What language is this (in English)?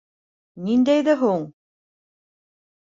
Bashkir